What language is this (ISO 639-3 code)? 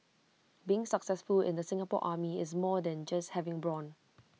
eng